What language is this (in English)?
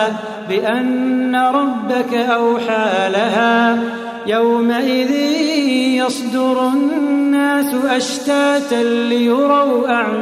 Arabic